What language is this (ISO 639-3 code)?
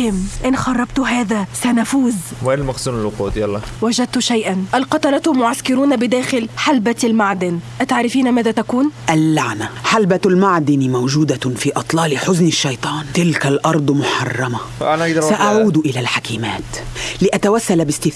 ara